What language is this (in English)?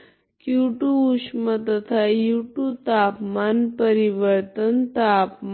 Hindi